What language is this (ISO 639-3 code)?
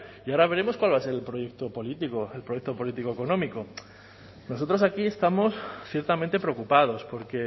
spa